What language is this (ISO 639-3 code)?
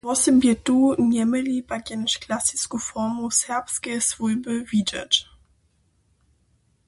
hsb